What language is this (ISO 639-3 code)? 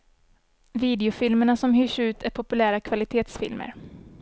swe